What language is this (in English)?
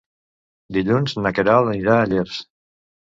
Catalan